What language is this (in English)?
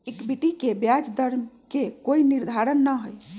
Magahi